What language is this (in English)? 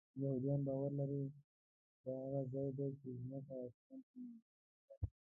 Pashto